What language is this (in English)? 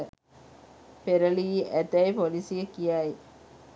Sinhala